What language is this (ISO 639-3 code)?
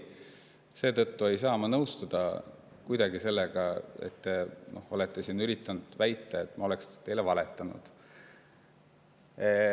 est